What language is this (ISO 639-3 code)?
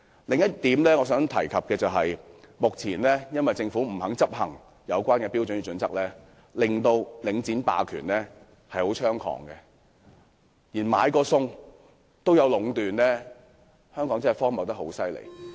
yue